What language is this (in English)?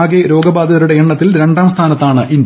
Malayalam